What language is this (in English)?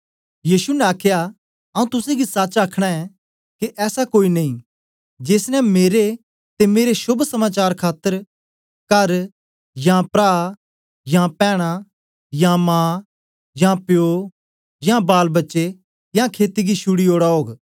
Dogri